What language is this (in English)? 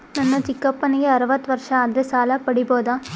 Kannada